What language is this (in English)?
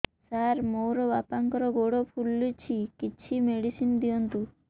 Odia